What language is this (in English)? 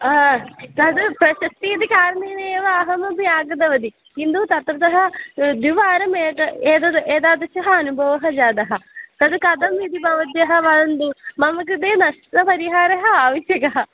Sanskrit